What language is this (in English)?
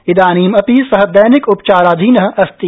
Sanskrit